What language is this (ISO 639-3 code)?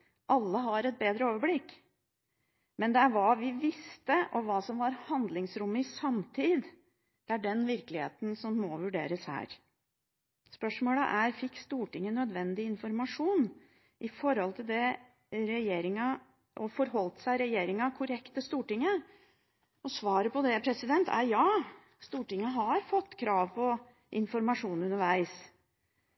nob